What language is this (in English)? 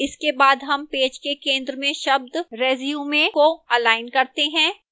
Hindi